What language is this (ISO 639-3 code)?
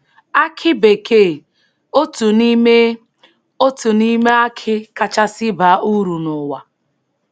ibo